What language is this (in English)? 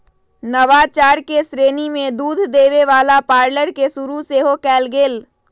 Magahi